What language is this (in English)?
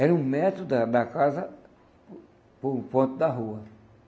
Portuguese